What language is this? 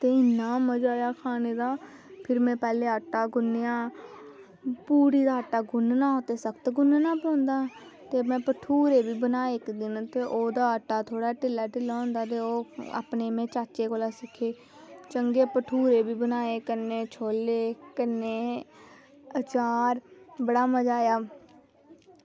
Dogri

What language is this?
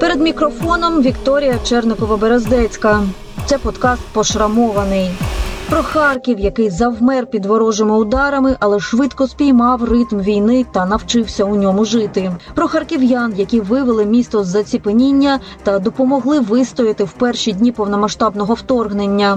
Ukrainian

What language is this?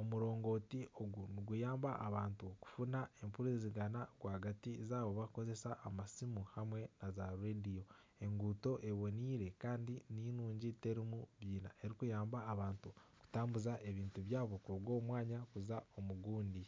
Nyankole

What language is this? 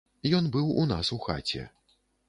Belarusian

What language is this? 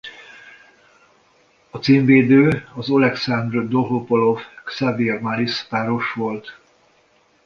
Hungarian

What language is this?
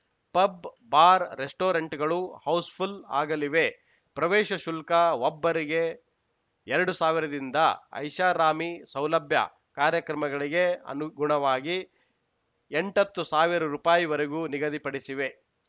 Kannada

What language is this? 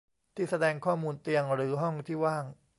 Thai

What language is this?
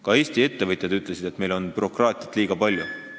Estonian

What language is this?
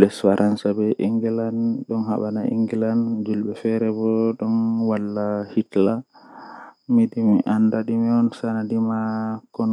Western Niger Fulfulde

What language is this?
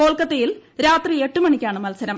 Malayalam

